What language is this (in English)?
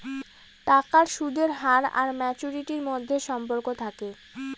Bangla